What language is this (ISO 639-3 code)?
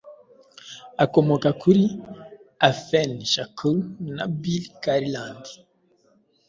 kin